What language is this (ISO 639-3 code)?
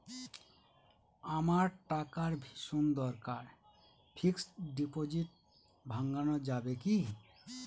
ben